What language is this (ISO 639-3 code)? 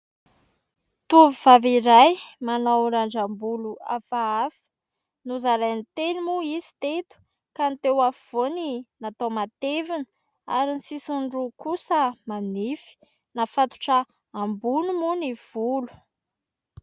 mlg